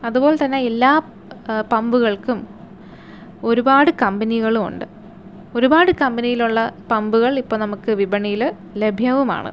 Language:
Malayalam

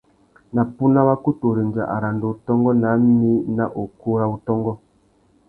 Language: Tuki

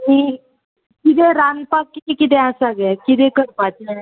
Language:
Konkani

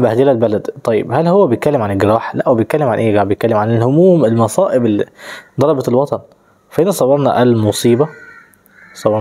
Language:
Arabic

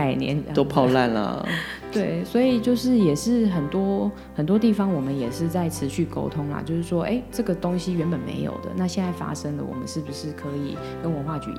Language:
Chinese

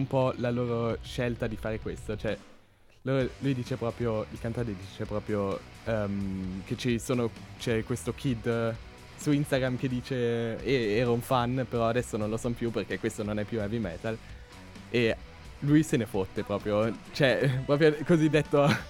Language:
Italian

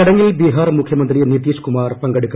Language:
Malayalam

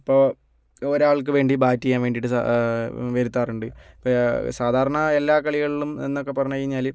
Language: Malayalam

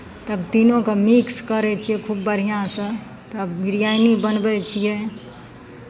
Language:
Maithili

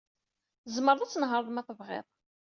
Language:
Kabyle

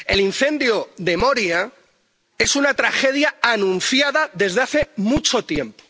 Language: Spanish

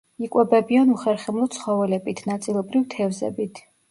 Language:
Georgian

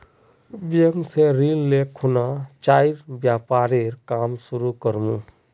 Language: Magahi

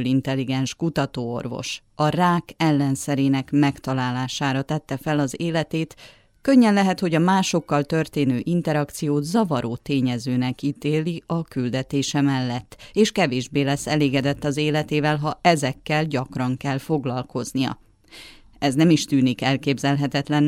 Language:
Hungarian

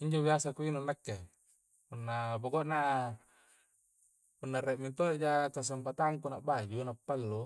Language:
Coastal Konjo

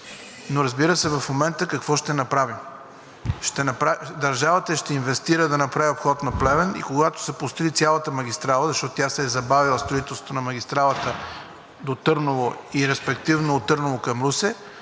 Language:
Bulgarian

